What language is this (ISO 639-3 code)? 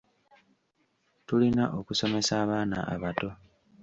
lug